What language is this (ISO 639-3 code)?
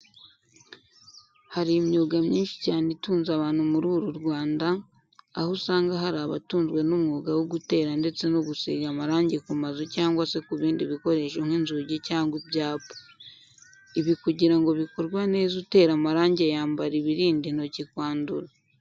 kin